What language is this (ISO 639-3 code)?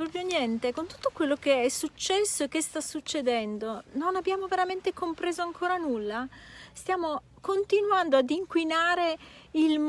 ita